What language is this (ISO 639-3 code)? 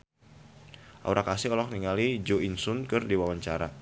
sun